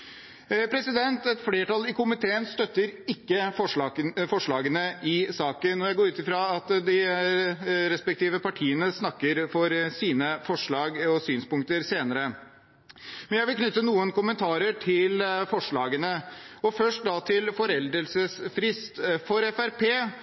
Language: Norwegian Bokmål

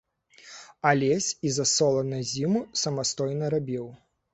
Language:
Belarusian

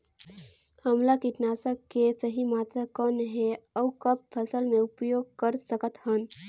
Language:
Chhattisgarhi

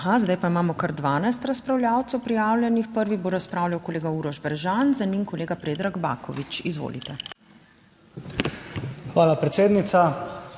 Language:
Slovenian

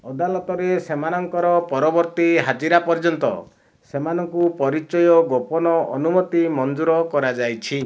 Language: Odia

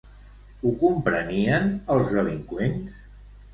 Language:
Catalan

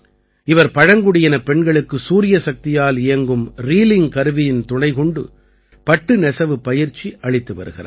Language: Tamil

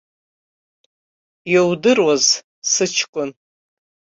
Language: Abkhazian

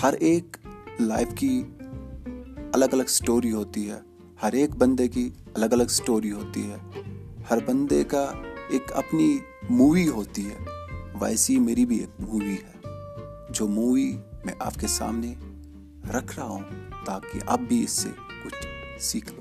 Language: Urdu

